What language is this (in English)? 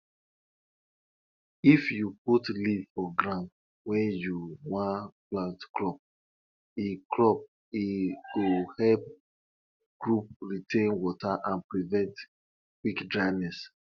Nigerian Pidgin